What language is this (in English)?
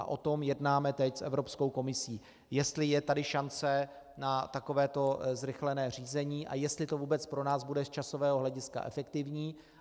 Czech